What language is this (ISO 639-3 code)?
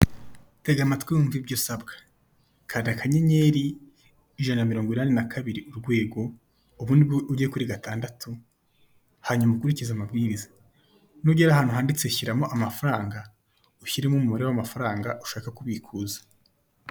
kin